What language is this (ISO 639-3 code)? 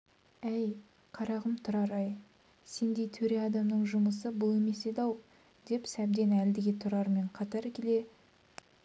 kaz